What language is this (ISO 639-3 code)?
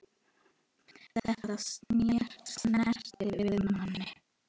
isl